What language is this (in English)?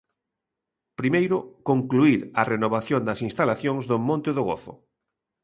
Galician